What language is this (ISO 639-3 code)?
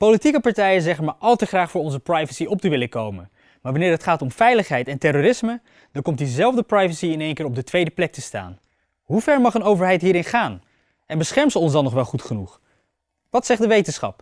nld